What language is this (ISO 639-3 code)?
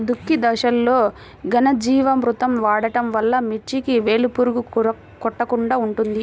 tel